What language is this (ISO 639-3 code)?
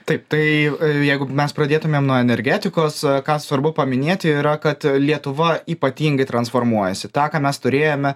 lit